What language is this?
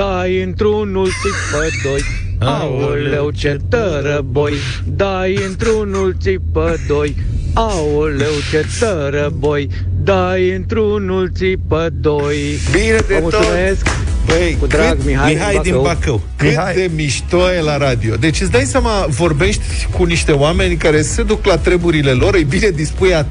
Romanian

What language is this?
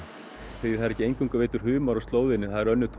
Icelandic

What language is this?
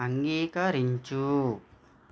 Telugu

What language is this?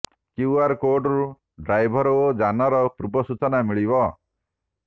Odia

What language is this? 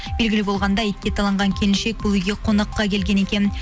Kazakh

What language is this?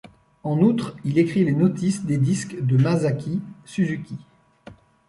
French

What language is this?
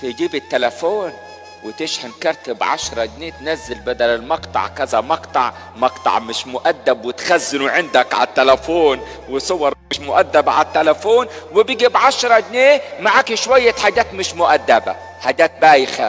Arabic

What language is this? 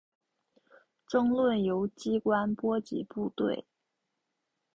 Chinese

